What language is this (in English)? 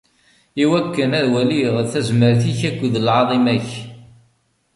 Kabyle